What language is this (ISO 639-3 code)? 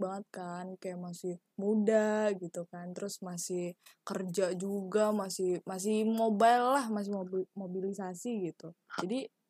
ind